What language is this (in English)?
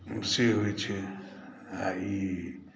Maithili